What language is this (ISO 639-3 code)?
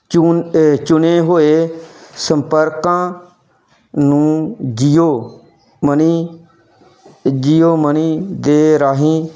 pan